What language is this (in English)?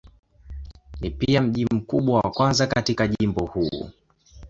Swahili